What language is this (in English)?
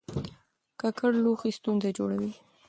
Pashto